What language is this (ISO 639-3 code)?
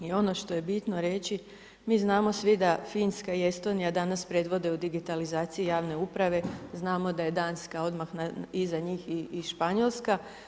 hrv